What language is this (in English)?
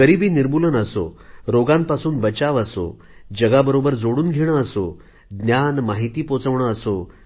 Marathi